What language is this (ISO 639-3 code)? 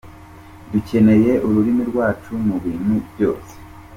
kin